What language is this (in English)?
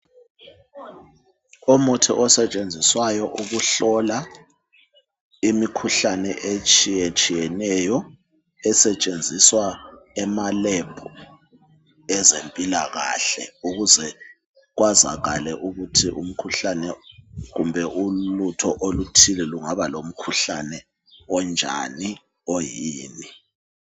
North Ndebele